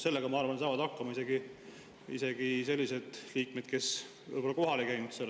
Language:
Estonian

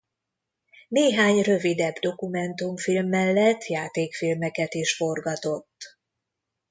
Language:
Hungarian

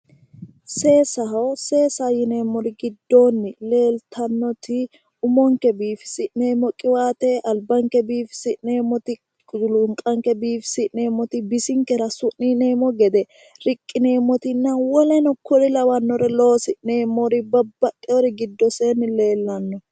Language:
Sidamo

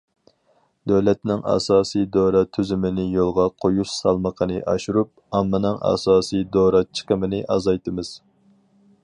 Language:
Uyghur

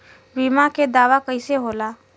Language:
Bhojpuri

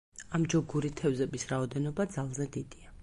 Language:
Georgian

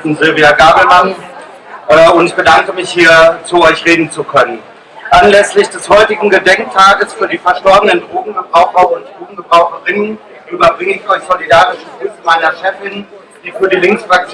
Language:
German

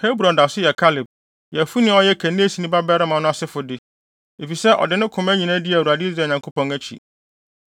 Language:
Akan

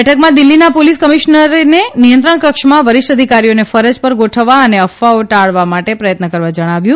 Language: Gujarati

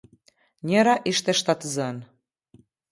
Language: Albanian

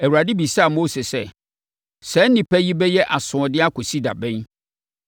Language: Akan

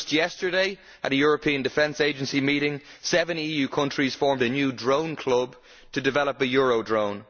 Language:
English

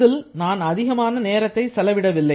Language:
Tamil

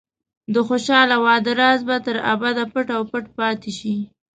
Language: Pashto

